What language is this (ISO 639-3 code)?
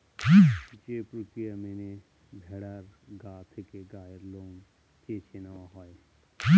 ben